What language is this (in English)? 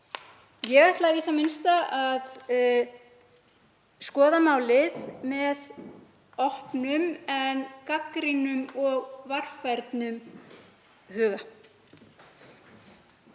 Icelandic